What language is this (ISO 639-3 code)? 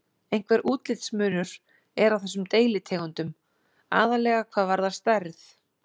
isl